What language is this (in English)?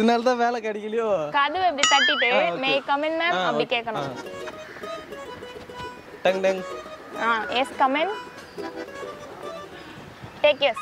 Korean